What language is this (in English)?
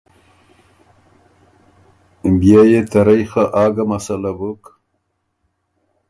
Ormuri